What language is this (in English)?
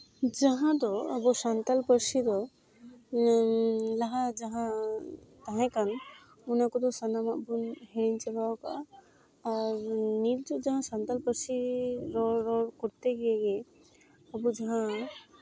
Santali